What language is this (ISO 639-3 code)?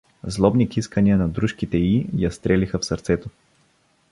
bul